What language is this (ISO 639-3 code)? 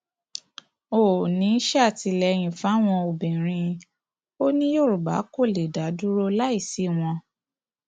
yor